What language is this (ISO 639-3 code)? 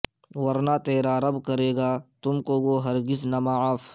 urd